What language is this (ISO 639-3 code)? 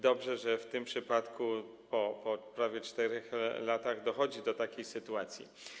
pol